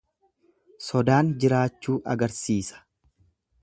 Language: Oromo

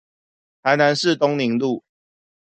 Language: Chinese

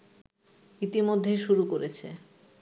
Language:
Bangla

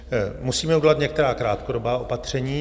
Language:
Czech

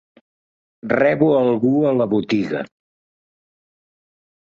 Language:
Catalan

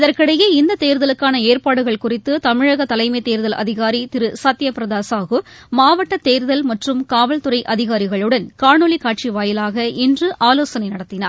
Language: Tamil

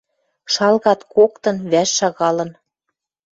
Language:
Western Mari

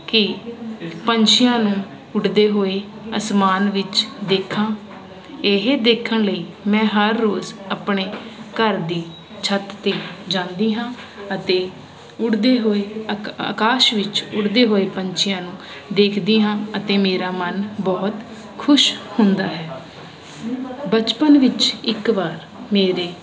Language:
Punjabi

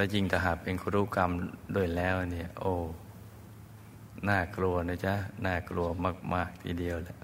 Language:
Thai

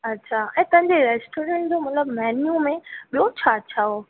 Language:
Sindhi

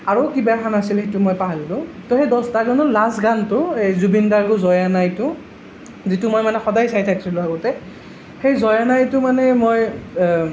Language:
Assamese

